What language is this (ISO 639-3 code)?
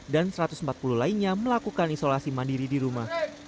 ind